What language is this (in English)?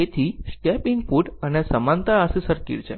Gujarati